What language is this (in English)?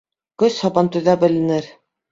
Bashkir